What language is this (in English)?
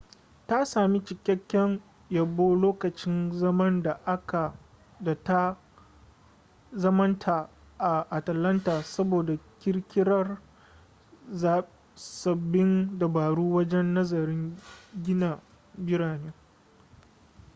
Hausa